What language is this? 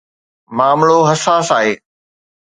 Sindhi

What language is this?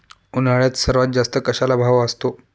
Marathi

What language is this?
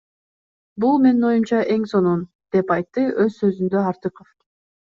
Kyrgyz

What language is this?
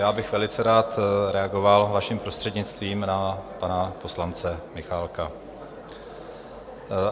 Czech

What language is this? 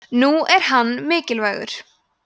Icelandic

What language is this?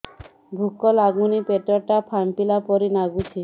Odia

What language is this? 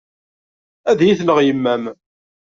Kabyle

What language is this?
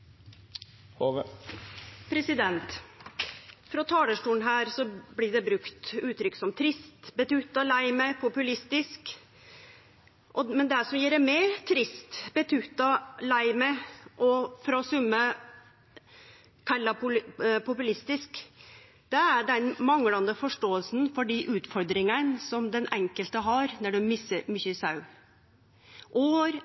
Norwegian Nynorsk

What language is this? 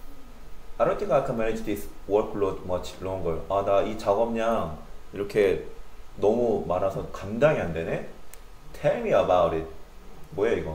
Korean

